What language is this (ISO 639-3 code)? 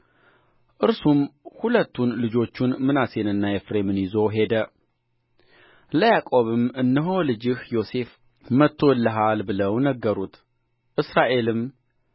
amh